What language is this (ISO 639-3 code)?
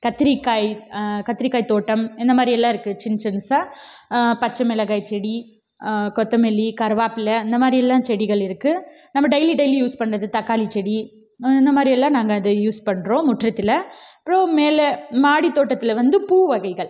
tam